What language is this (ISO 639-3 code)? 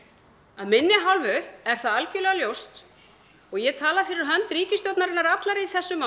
isl